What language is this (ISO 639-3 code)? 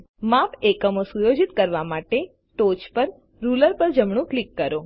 guj